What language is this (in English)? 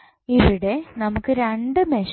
Malayalam